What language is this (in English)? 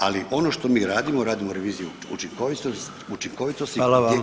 Croatian